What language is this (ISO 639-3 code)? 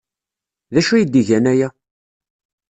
kab